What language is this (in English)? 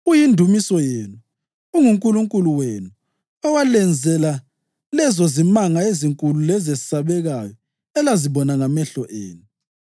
North Ndebele